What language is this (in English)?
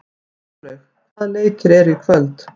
Icelandic